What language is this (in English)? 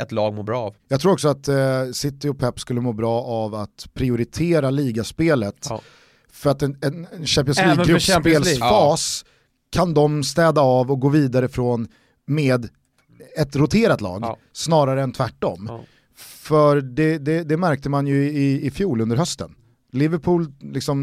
Swedish